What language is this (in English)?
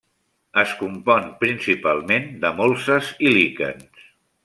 Catalan